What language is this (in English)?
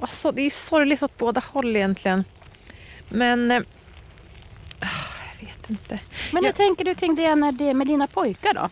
Swedish